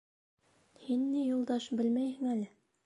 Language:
Bashkir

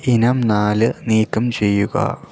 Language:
Malayalam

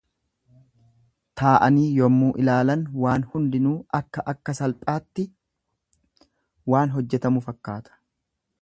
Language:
Oromo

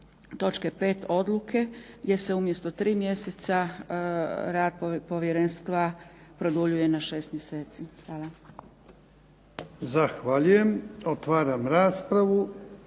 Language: Croatian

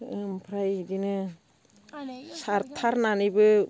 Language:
Bodo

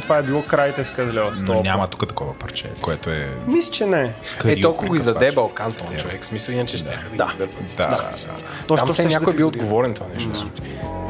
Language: Bulgarian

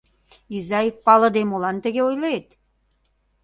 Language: Mari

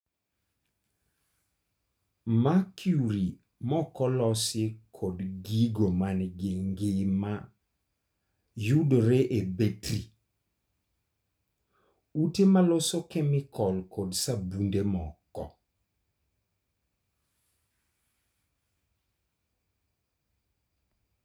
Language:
Luo (Kenya and Tanzania)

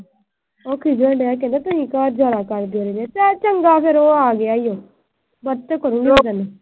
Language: Punjabi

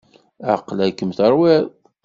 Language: Kabyle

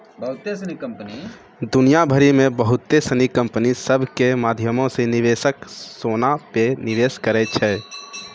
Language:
Maithili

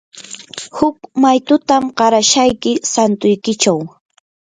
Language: Yanahuanca Pasco Quechua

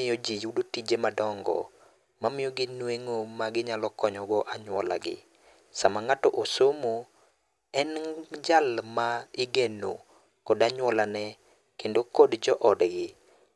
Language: Luo (Kenya and Tanzania)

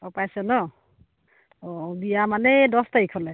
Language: Assamese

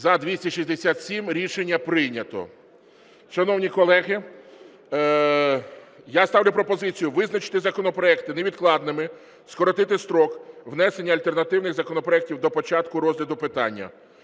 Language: Ukrainian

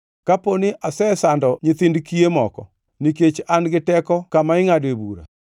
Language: Luo (Kenya and Tanzania)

